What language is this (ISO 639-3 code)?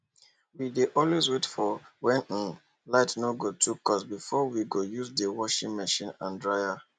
pcm